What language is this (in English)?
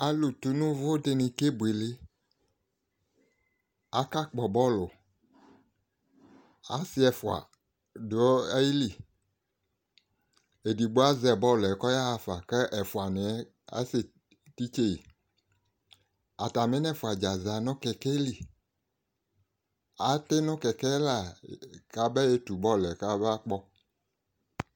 Ikposo